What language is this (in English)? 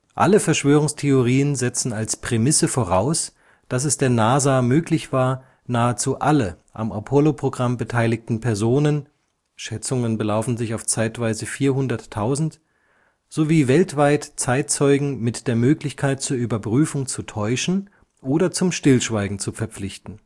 German